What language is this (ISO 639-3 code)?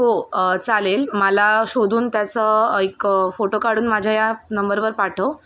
mar